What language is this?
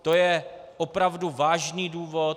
Czech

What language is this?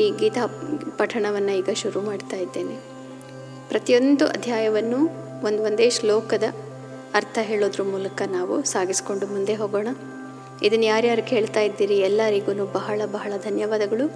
Kannada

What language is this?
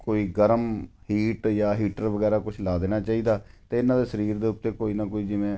Punjabi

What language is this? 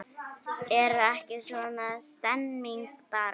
Icelandic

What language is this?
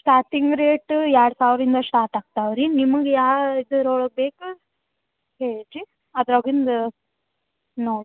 Kannada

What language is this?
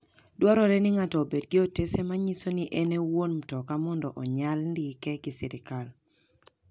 Luo (Kenya and Tanzania)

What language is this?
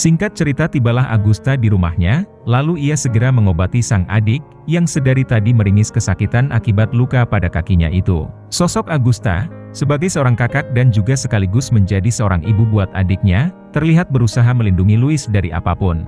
Indonesian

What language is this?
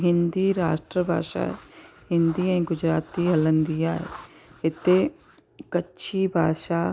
Sindhi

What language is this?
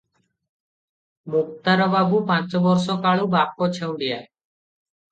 Odia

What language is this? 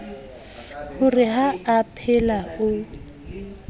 Southern Sotho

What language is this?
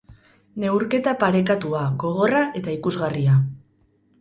Basque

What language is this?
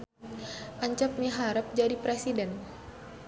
Sundanese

